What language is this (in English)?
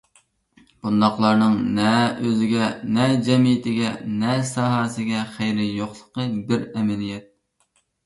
Uyghur